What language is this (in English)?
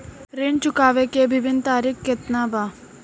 Bhojpuri